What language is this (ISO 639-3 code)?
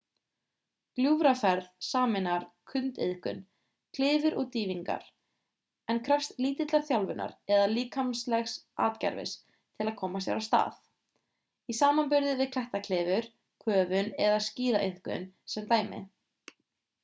isl